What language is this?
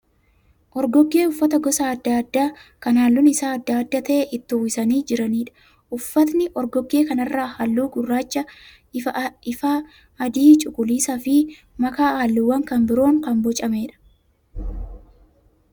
Oromo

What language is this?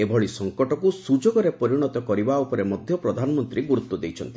Odia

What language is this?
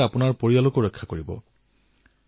Assamese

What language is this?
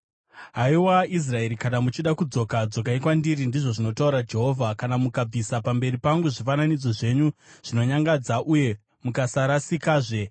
Shona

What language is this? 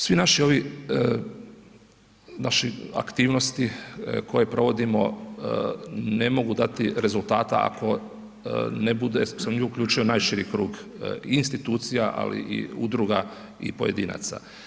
Croatian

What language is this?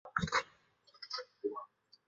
Chinese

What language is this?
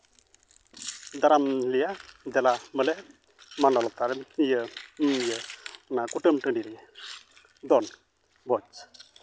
Santali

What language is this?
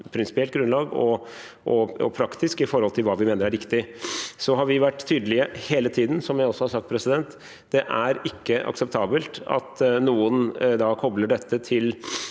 Norwegian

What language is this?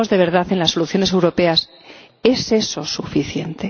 Spanish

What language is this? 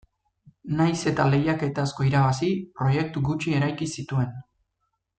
Basque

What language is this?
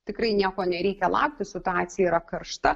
Lithuanian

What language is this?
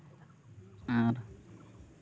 Santali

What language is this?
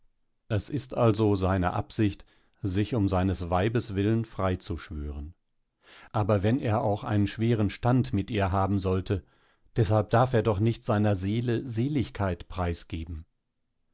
German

